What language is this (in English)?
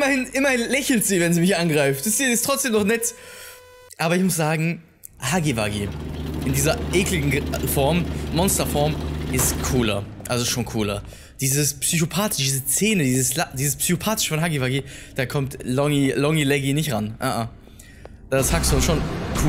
German